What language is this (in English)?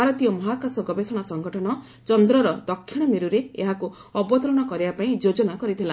Odia